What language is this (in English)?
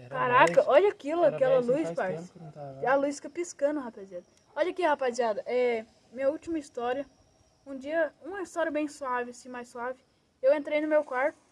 Portuguese